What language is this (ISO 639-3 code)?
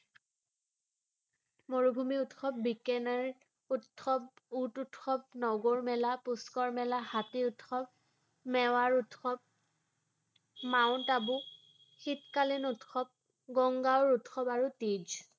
asm